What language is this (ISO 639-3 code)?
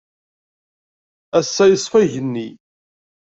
kab